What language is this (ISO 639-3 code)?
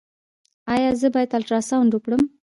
pus